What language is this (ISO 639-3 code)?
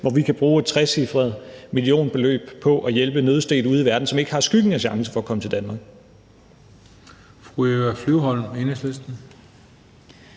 dan